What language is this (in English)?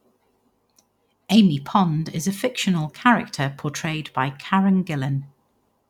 English